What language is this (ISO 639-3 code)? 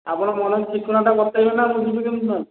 ori